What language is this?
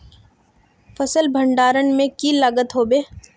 Magahi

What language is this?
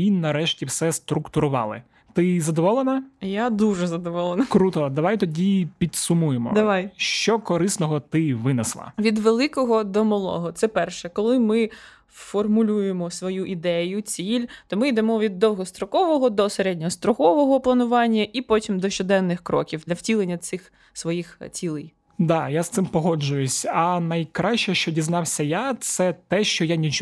Ukrainian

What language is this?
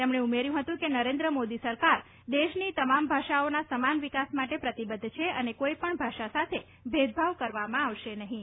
Gujarati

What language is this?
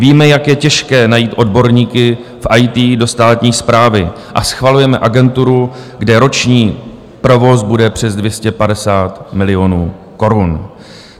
Czech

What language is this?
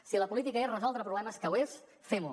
Catalan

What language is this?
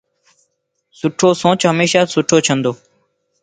Lasi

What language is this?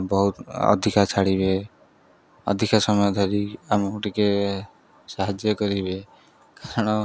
Odia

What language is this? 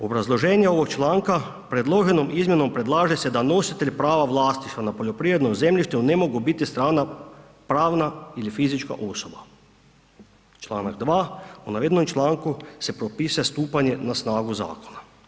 Croatian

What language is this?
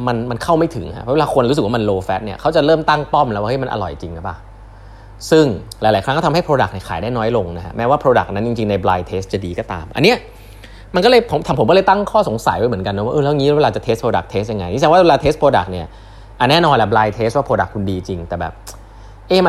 Thai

